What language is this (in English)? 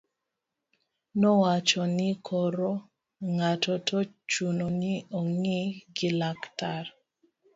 Luo (Kenya and Tanzania)